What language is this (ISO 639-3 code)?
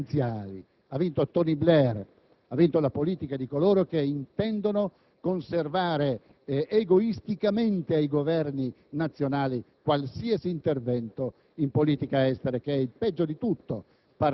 ita